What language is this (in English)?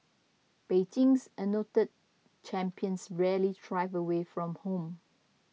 English